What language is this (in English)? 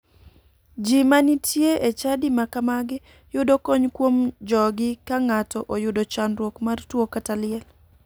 Luo (Kenya and Tanzania)